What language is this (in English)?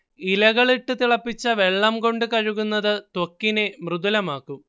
Malayalam